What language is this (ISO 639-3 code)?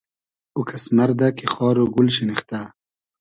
haz